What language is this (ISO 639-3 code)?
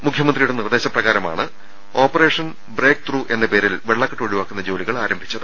mal